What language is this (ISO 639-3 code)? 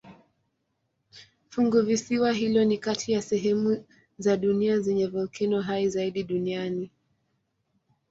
swa